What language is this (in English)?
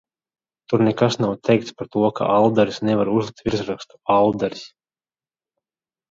Latvian